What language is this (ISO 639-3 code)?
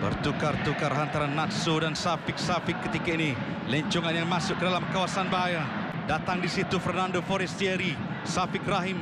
msa